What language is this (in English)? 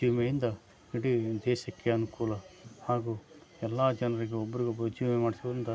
Kannada